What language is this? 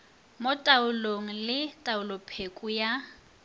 Northern Sotho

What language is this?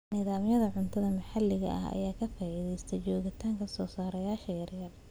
Somali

